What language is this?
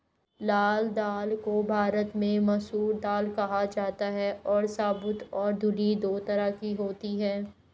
Hindi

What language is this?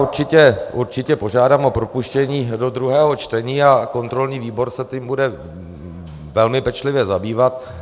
Czech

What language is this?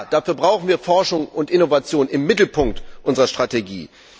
German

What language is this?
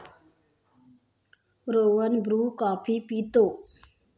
Marathi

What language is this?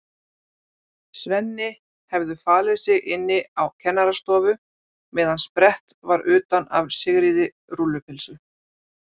Icelandic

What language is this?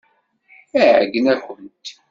Kabyle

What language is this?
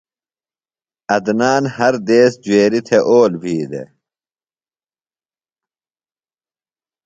Phalura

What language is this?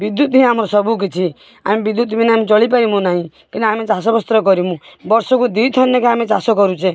Odia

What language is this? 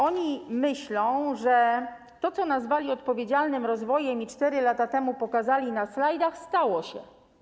Polish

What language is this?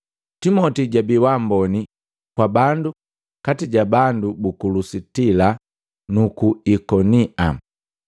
Matengo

